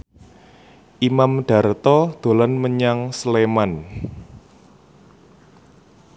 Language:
Javanese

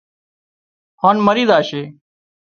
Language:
Wadiyara Koli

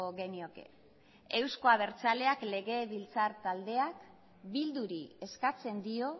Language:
Basque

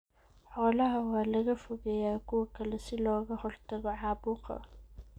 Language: Somali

